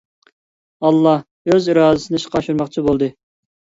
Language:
Uyghur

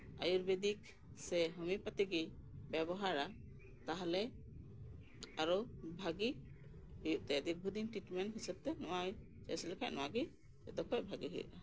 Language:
Santali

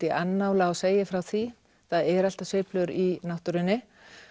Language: Icelandic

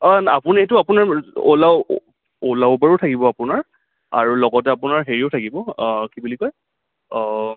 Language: Assamese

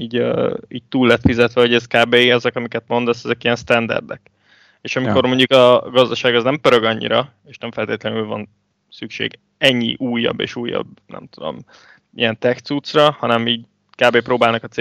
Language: Hungarian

